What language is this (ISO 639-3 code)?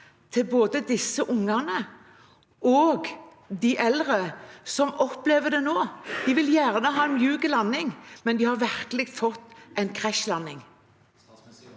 nor